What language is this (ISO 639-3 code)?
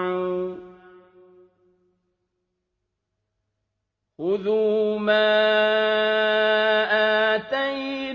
ara